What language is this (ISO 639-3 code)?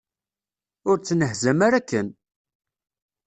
kab